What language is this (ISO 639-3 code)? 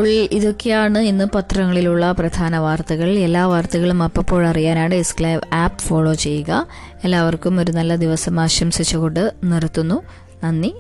mal